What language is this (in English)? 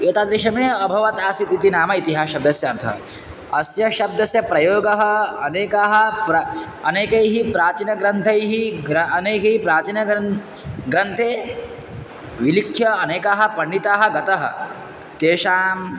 Sanskrit